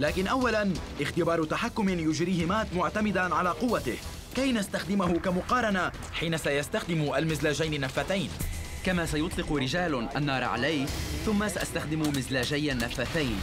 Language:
Arabic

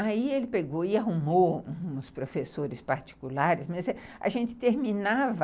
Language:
Portuguese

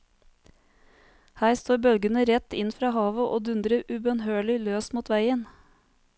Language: Norwegian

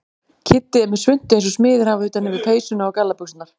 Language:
Icelandic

